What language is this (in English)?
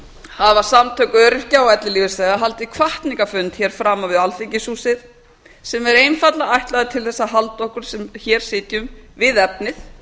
Icelandic